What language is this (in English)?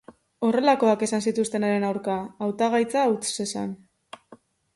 Basque